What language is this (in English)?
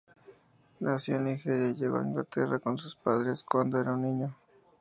Spanish